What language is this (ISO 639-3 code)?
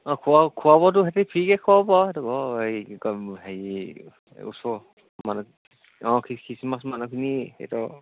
asm